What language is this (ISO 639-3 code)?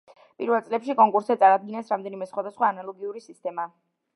kat